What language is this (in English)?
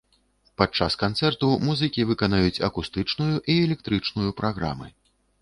Belarusian